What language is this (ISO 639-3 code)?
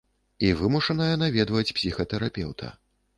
bel